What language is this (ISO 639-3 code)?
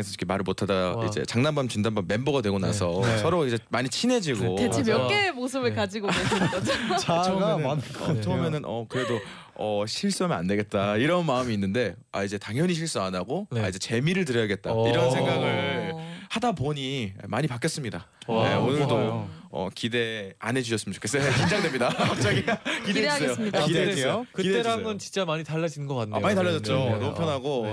kor